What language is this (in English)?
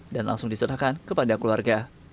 Indonesian